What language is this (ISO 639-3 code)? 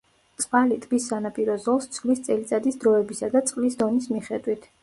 kat